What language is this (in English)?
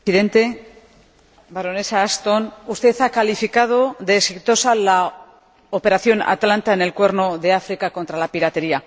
Spanish